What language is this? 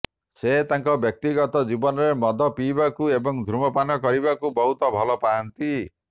Odia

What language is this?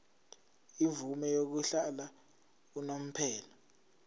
Zulu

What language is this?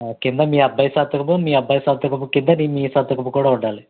Telugu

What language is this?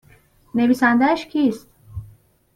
Persian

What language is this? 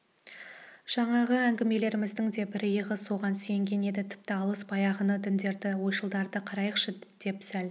Kazakh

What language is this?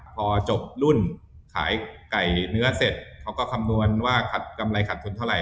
Thai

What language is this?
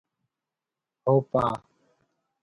Sindhi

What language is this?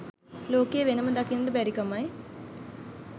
Sinhala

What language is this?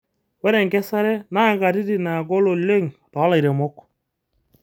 Masai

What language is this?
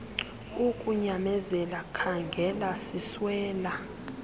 Xhosa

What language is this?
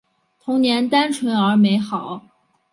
Chinese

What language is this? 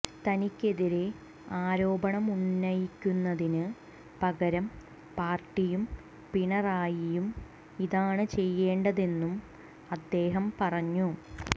Malayalam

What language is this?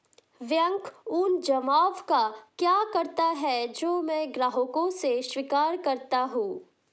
Hindi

